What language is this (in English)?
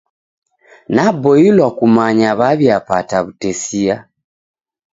Taita